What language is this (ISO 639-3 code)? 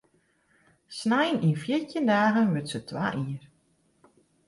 fry